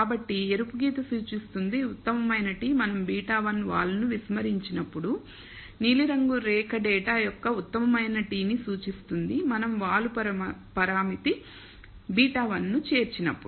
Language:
Telugu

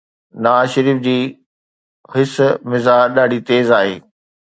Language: Sindhi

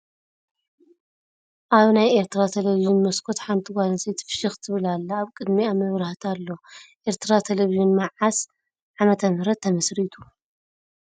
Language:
Tigrinya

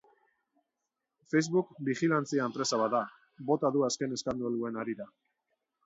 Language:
Basque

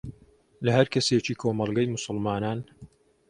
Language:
Central Kurdish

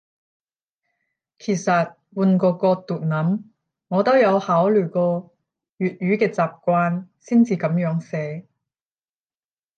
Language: Cantonese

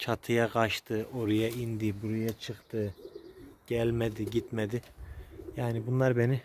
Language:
Turkish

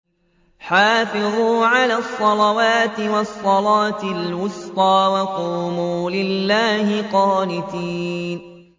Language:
Arabic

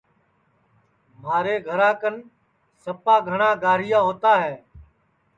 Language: Sansi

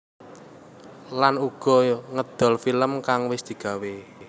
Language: Javanese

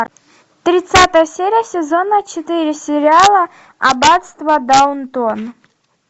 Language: Russian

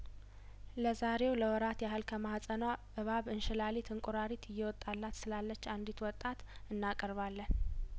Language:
Amharic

